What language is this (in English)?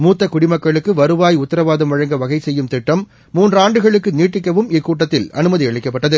Tamil